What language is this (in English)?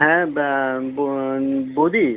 Bangla